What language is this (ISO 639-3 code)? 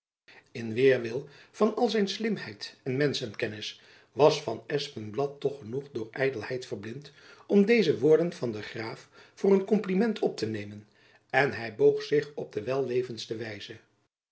nld